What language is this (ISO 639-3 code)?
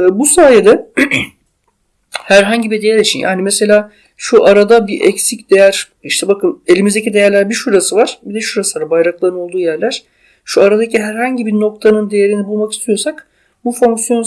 tur